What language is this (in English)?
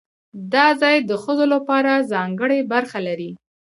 Pashto